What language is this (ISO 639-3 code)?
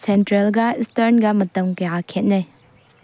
mni